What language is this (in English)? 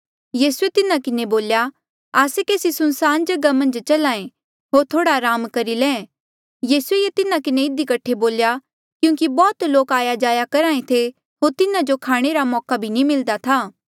Mandeali